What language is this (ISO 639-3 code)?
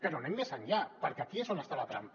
cat